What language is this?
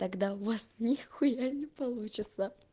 Russian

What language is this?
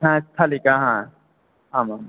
Sanskrit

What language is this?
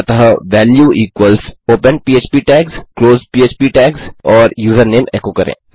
Hindi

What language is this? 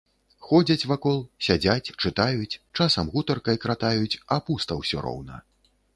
Belarusian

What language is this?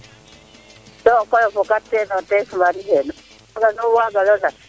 Serer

